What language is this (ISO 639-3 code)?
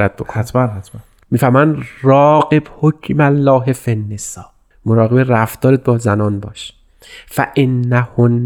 fas